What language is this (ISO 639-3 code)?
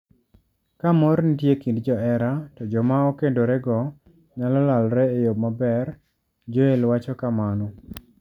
luo